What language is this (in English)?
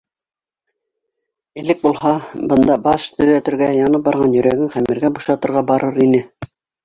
Bashkir